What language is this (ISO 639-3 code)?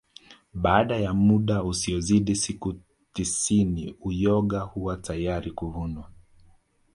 swa